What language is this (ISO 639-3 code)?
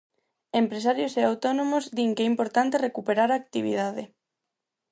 glg